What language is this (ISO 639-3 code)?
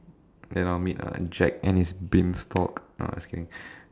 eng